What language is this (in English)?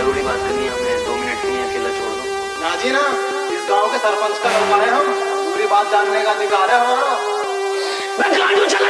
Hindi